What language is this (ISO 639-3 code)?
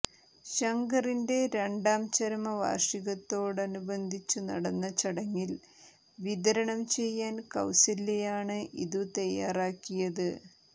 mal